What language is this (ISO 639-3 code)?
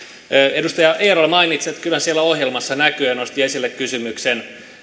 fin